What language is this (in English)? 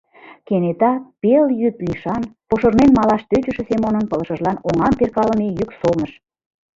Mari